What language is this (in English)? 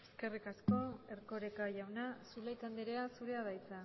Basque